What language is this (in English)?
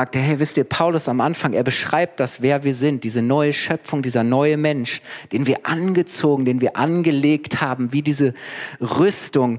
German